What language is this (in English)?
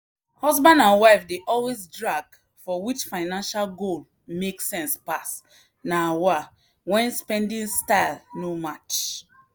Nigerian Pidgin